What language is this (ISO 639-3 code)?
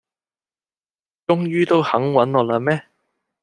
yue